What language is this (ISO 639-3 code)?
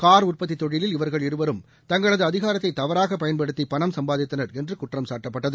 tam